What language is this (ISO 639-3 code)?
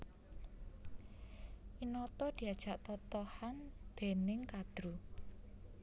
jav